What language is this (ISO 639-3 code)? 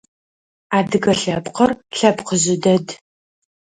ady